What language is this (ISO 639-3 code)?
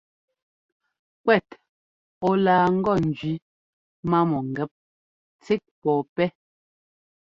jgo